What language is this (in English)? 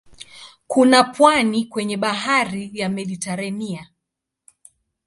Swahili